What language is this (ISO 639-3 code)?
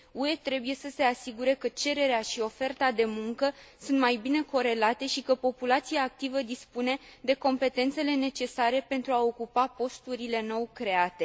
ron